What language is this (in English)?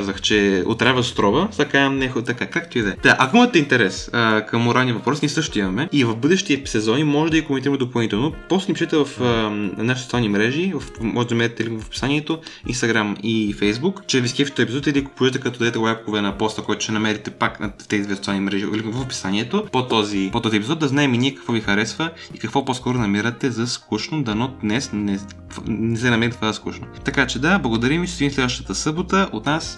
Bulgarian